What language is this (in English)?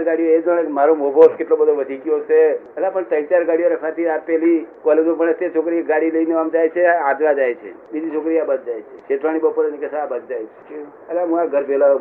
Gujarati